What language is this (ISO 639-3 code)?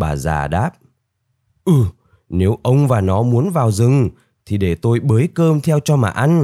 vie